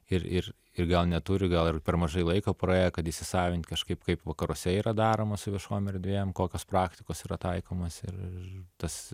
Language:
Lithuanian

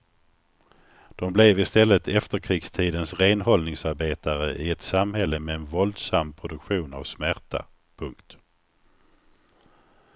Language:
Swedish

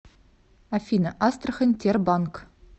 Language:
Russian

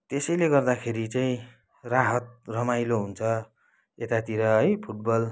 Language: Nepali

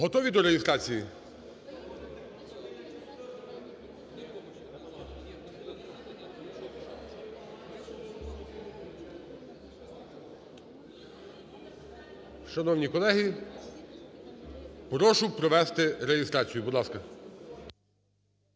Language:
Ukrainian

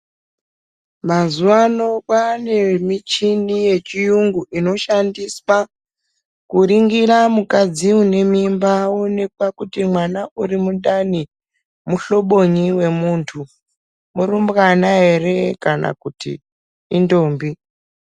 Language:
Ndau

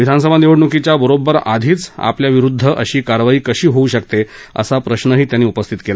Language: Marathi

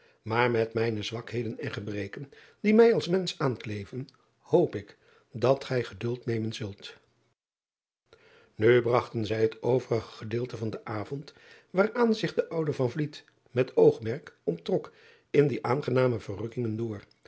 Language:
Dutch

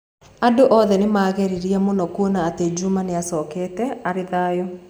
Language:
Kikuyu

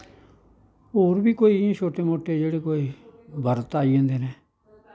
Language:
Dogri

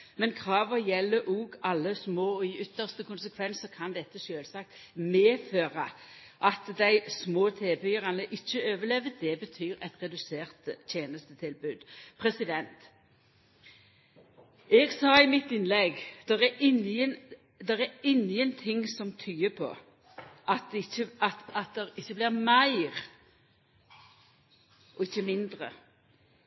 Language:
Norwegian Nynorsk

